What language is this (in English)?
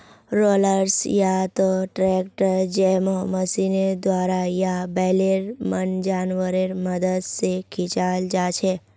Magahi